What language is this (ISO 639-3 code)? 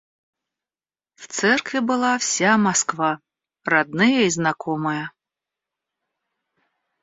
rus